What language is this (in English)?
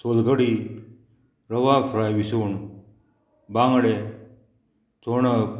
Konkani